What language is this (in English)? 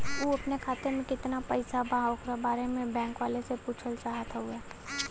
Bhojpuri